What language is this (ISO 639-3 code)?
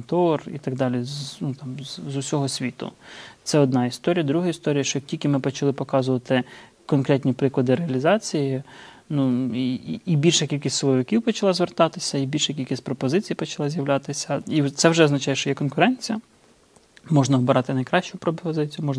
ukr